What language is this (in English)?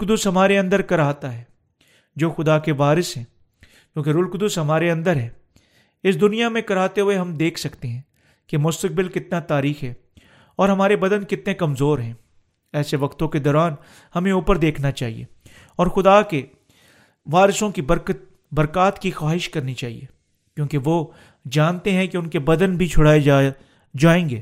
Urdu